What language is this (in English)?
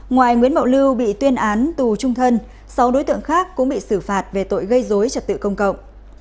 Vietnamese